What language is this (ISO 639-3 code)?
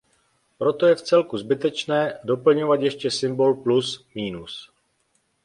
ces